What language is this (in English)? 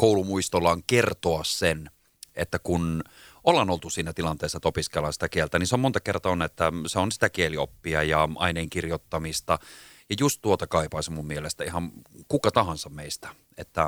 Finnish